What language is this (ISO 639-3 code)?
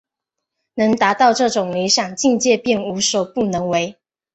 zho